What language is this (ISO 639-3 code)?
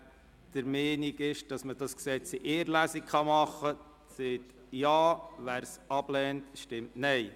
gsw